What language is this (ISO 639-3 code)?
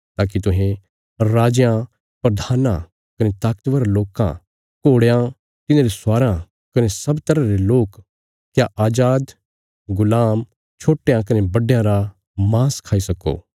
kfs